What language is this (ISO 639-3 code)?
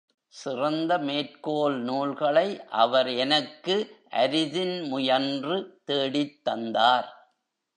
tam